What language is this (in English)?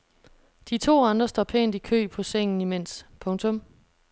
Danish